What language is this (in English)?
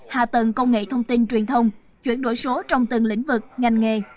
Vietnamese